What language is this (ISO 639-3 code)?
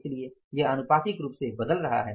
hin